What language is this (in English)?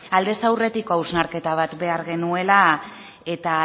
Basque